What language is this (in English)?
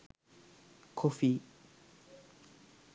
Sinhala